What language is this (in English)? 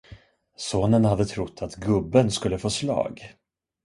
Swedish